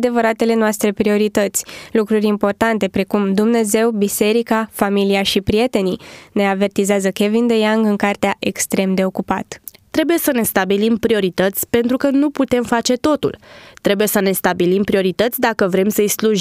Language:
Romanian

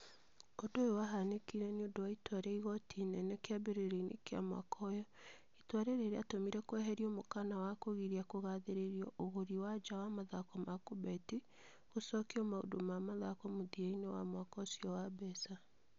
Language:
Kikuyu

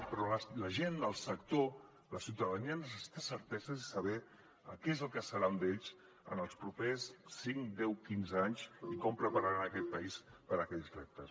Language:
Catalan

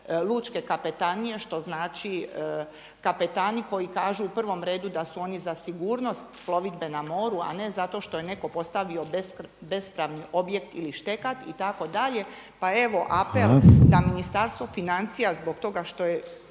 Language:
Croatian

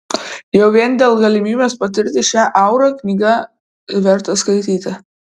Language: Lithuanian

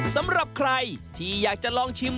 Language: Thai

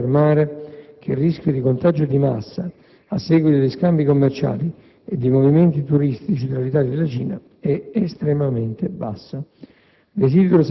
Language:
Italian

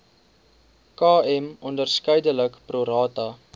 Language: Afrikaans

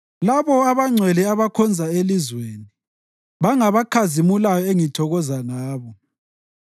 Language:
North Ndebele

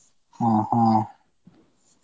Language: Kannada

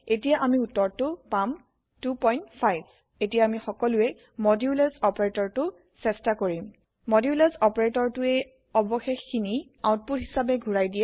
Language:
Assamese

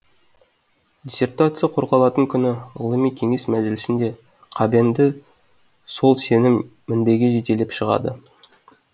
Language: Kazakh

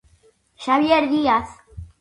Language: Galician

